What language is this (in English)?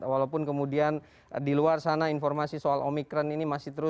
Indonesian